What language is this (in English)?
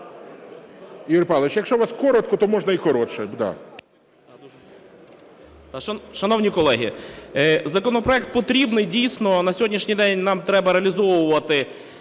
Ukrainian